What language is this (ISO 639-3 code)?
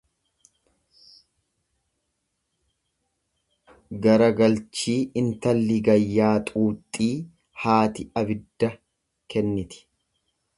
orm